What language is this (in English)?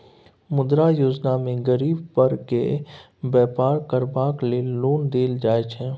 Maithili